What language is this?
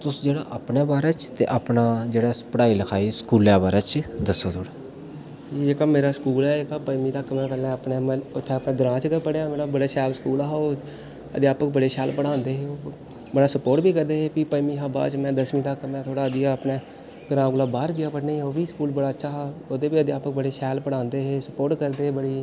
Dogri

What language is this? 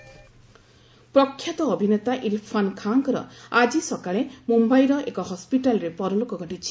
Odia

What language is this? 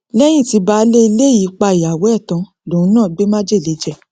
Yoruba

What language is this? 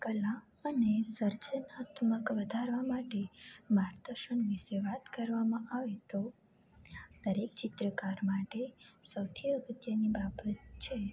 Gujarati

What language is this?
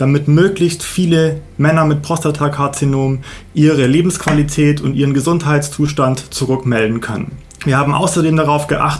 German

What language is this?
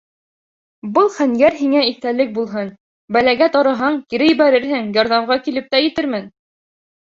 Bashkir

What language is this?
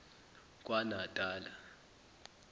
Zulu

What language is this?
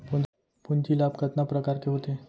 Chhattisgarhi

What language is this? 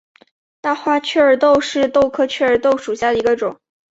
Chinese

